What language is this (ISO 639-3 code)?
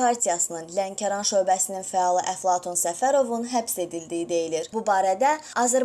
aze